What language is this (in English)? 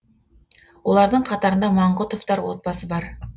Kazakh